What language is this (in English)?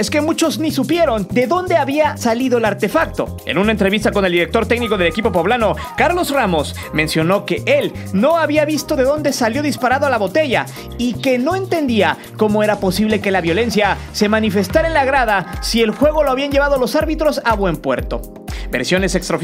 Spanish